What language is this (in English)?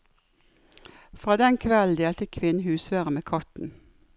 Norwegian